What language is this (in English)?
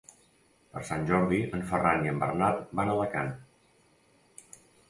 Catalan